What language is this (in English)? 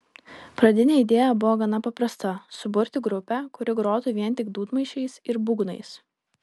Lithuanian